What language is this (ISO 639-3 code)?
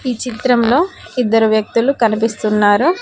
tel